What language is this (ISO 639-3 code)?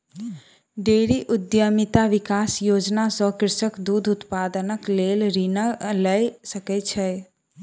mai